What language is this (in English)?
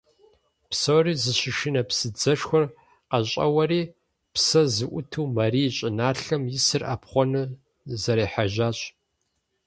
Kabardian